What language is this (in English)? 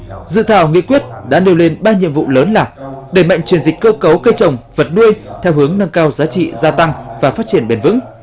Vietnamese